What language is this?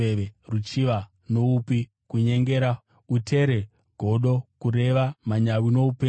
Shona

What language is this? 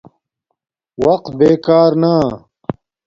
Domaaki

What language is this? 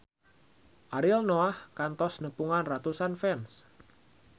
Sundanese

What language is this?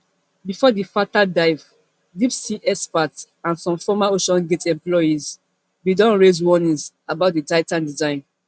Nigerian Pidgin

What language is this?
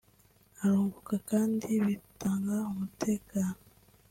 Kinyarwanda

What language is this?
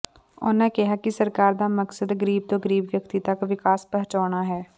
Punjabi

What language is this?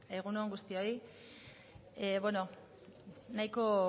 Basque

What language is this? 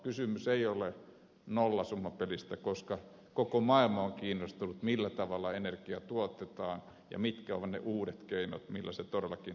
Finnish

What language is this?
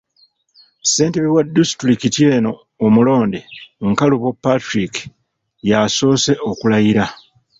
Ganda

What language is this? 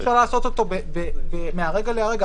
Hebrew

